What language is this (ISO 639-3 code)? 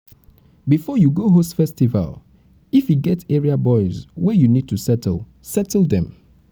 pcm